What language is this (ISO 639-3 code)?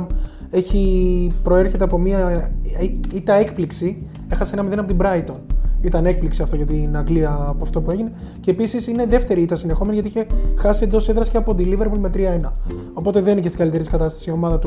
ell